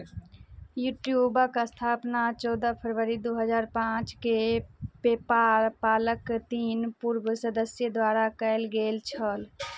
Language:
Maithili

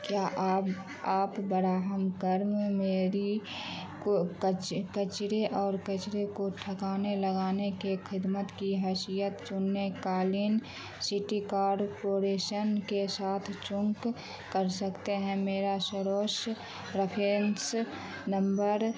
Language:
Urdu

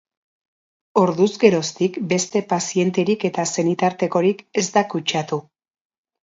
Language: Basque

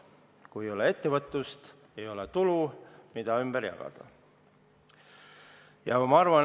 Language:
Estonian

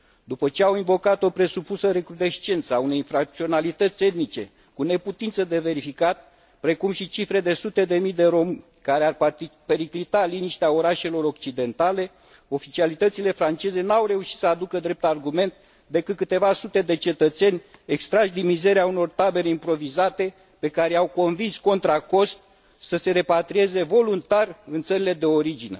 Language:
Romanian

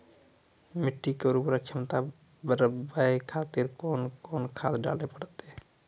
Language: Maithili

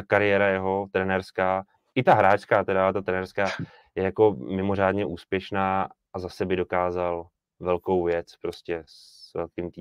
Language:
Czech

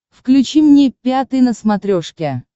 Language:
Russian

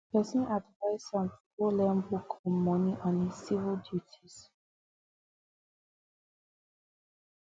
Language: Nigerian Pidgin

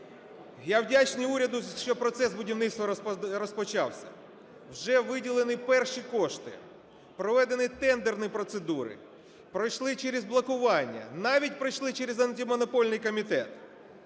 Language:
Ukrainian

